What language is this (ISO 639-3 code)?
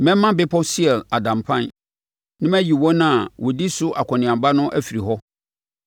aka